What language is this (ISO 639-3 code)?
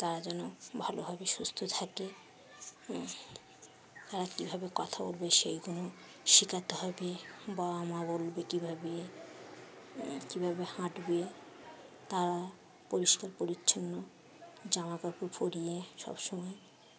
ben